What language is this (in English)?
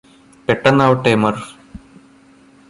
Malayalam